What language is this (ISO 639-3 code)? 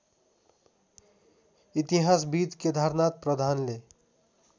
nep